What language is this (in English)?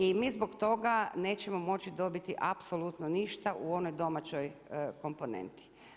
Croatian